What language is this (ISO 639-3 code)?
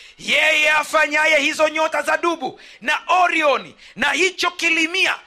swa